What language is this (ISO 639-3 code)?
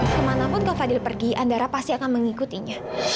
ind